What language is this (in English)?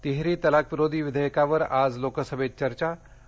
Marathi